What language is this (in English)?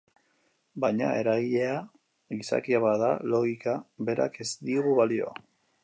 Basque